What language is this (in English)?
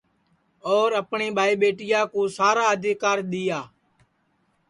Sansi